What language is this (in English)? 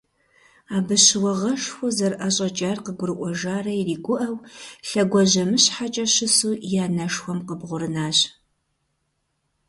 Kabardian